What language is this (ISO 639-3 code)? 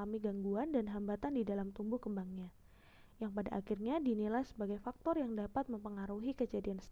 ind